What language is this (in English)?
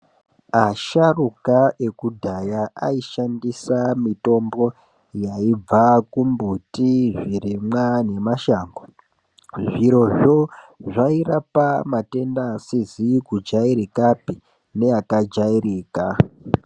Ndau